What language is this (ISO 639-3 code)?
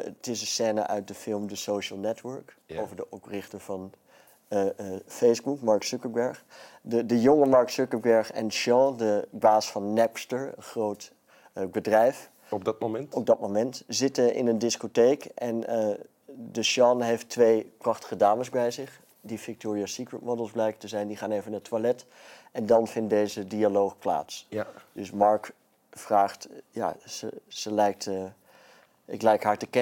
nld